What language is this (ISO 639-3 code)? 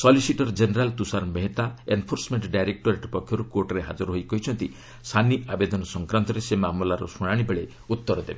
ori